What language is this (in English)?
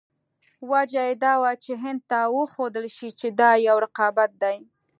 Pashto